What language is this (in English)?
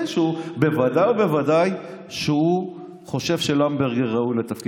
Hebrew